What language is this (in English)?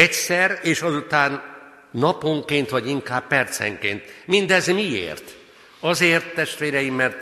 Hungarian